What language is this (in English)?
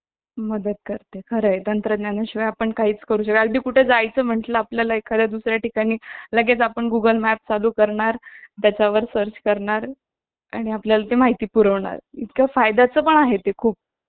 Marathi